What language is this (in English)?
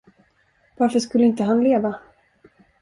Swedish